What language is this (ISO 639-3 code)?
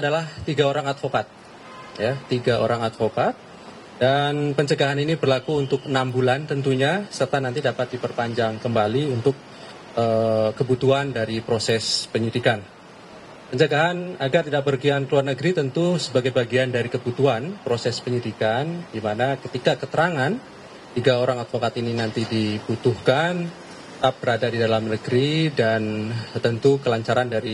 ind